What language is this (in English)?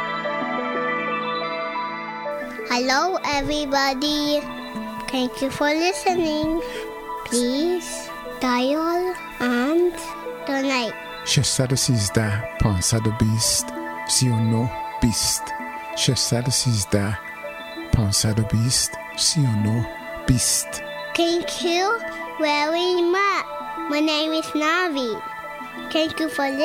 Persian